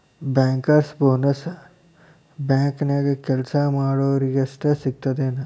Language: Kannada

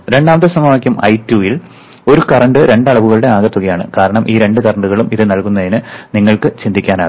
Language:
Malayalam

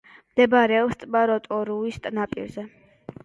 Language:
Georgian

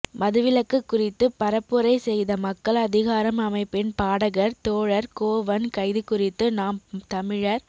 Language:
Tamil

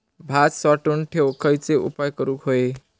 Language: Marathi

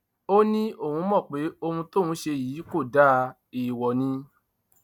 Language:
Yoruba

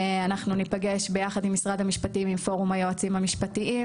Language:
Hebrew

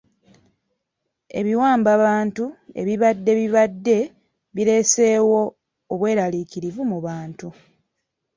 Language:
Ganda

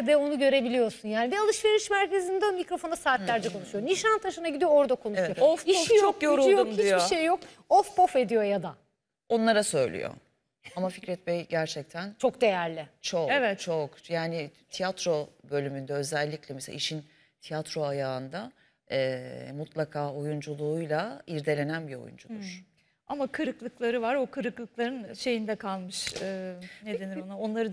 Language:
Turkish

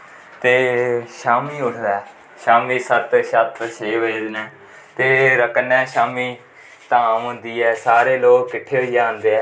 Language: Dogri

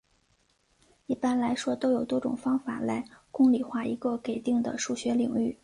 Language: Chinese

